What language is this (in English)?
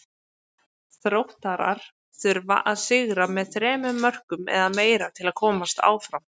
Icelandic